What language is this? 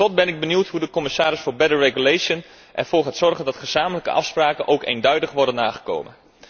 Dutch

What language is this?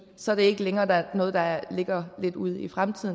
Danish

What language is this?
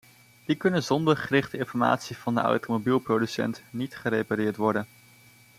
Dutch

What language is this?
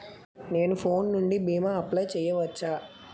Telugu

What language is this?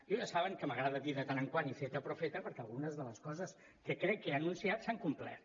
Catalan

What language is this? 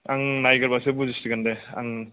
Bodo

